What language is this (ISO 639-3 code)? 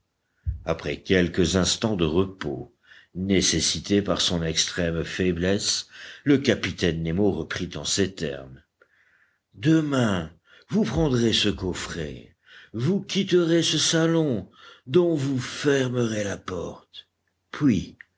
fra